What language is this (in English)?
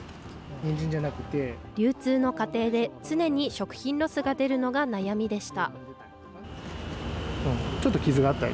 Japanese